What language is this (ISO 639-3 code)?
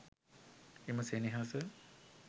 sin